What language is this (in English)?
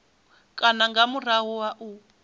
Venda